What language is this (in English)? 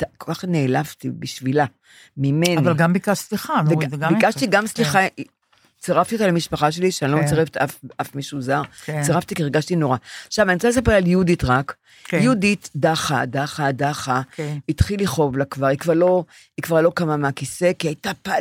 Hebrew